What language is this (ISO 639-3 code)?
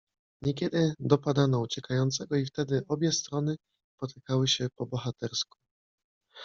pol